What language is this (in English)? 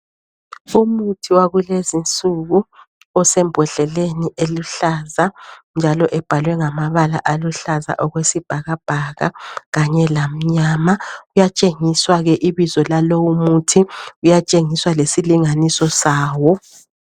North Ndebele